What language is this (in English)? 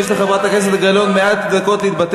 Hebrew